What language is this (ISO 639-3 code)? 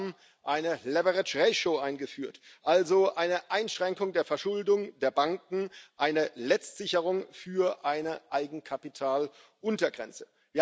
deu